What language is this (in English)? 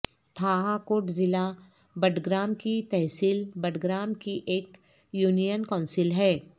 Urdu